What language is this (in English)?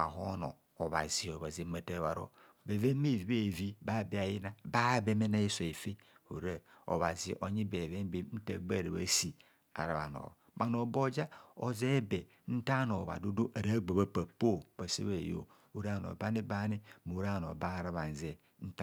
Kohumono